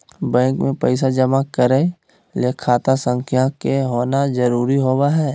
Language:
Magahi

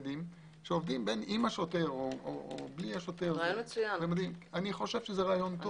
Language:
Hebrew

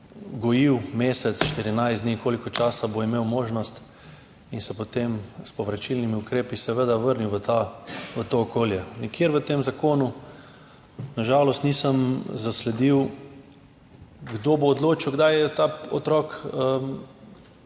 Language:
Slovenian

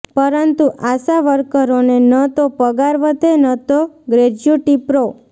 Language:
Gujarati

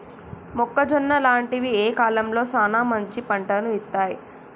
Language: Telugu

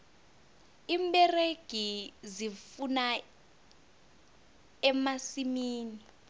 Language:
South Ndebele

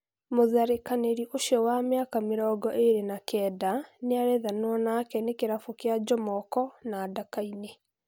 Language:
Kikuyu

